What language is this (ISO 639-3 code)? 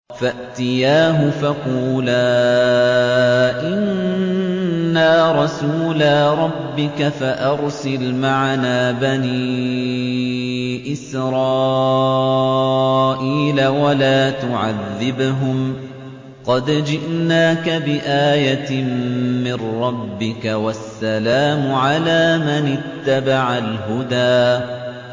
ara